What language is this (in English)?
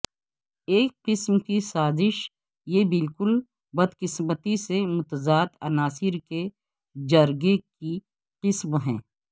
Urdu